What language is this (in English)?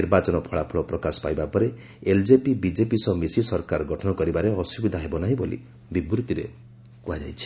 Odia